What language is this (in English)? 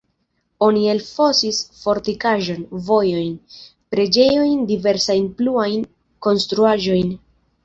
Esperanto